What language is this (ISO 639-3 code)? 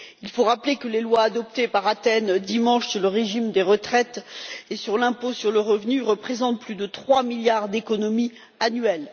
fra